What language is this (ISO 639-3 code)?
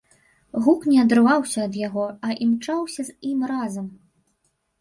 bel